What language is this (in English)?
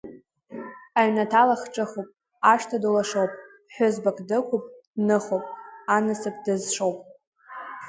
Abkhazian